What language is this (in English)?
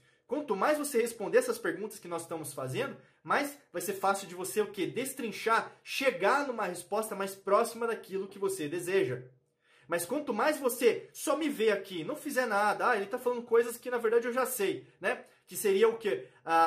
Portuguese